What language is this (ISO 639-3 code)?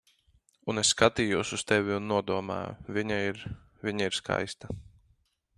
lav